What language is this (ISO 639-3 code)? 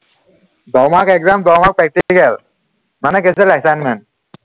asm